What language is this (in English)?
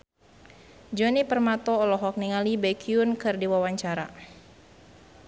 Sundanese